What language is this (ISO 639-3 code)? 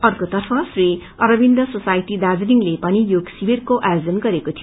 nep